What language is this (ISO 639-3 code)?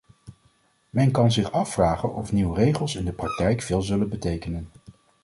nld